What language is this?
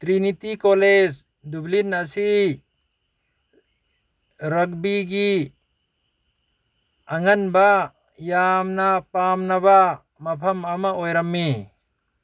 Manipuri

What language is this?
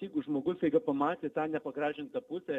Lithuanian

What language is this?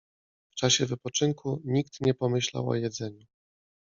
Polish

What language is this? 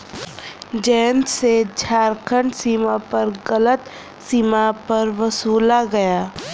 Hindi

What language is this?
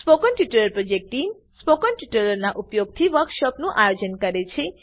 Gujarati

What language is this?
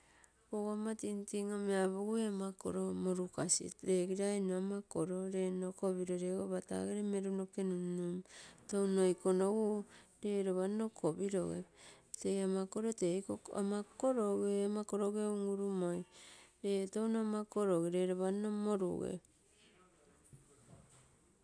Terei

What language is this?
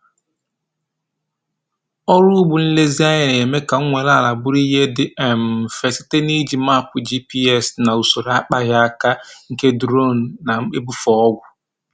Igbo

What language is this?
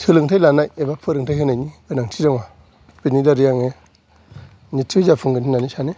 Bodo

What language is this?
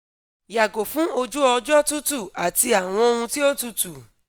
Yoruba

